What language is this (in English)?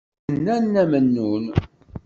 Kabyle